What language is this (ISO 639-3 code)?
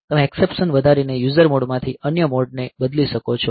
guj